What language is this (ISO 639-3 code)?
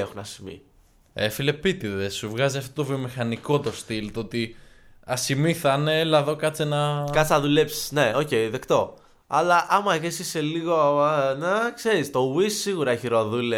ell